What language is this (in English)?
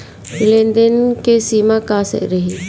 Bhojpuri